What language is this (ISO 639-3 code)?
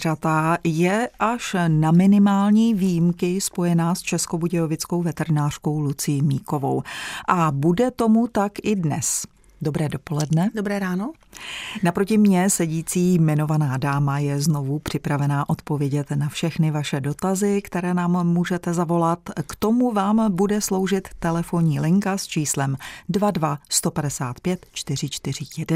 ces